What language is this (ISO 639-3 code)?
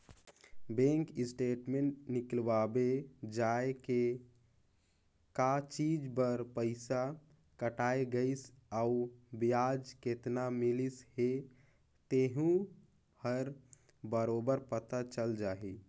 hne